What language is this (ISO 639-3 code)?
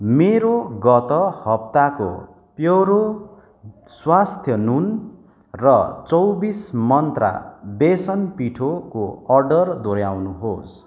nep